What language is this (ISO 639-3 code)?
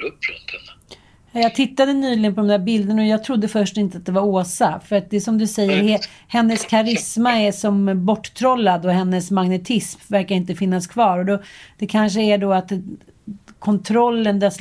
swe